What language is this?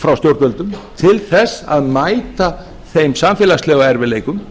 Icelandic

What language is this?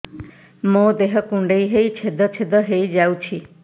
Odia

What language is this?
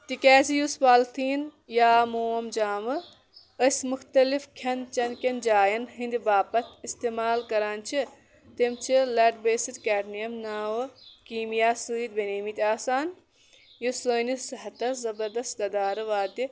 Kashmiri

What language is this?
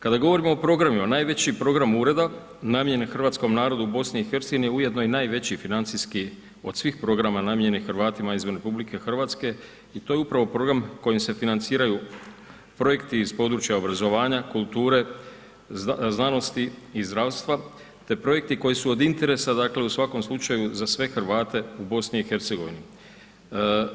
Croatian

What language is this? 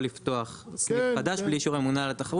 Hebrew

